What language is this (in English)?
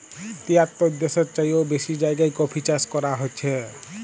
Bangla